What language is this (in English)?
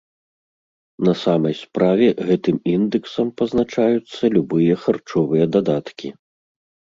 Belarusian